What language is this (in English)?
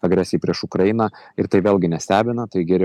Lithuanian